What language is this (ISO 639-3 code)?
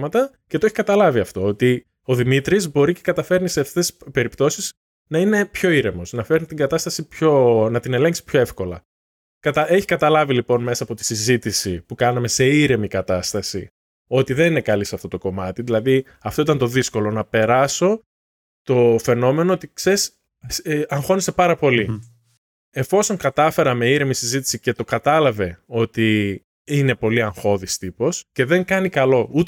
ell